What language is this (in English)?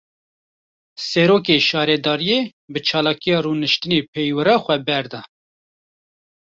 Kurdish